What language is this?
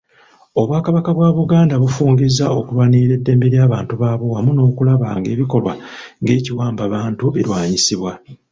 Ganda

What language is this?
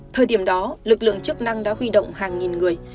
Vietnamese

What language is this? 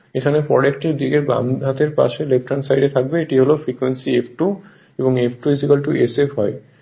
Bangla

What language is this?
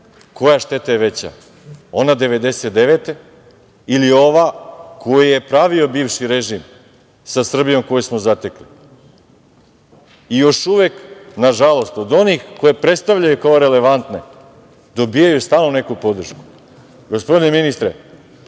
Serbian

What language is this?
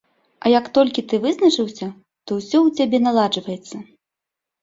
Belarusian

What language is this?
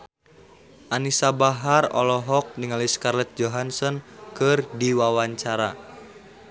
Sundanese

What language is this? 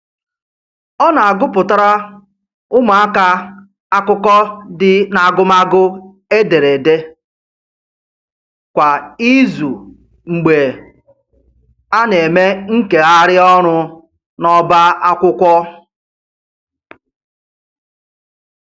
Igbo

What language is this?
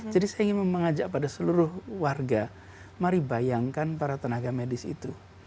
Indonesian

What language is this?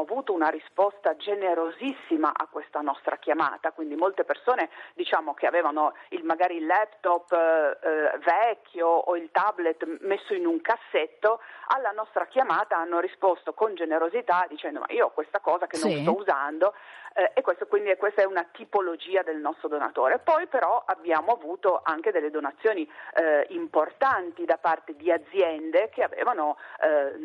Italian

